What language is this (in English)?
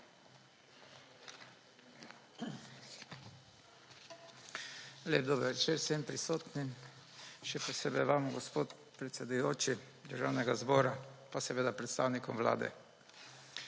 Slovenian